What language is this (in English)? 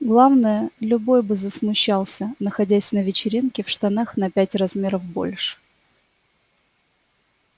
Russian